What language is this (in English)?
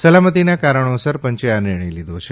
Gujarati